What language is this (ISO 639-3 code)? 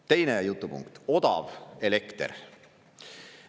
est